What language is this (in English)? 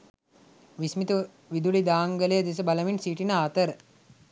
Sinhala